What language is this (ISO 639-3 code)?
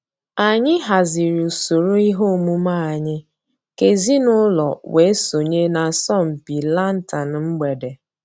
ibo